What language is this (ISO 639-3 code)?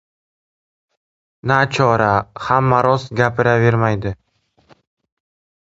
uzb